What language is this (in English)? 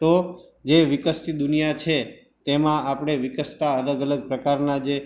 Gujarati